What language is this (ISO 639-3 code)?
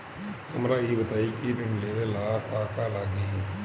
bho